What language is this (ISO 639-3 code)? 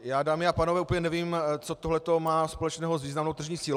ces